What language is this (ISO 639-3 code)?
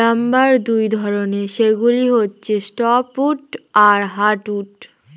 ben